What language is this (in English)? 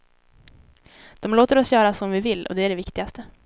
Swedish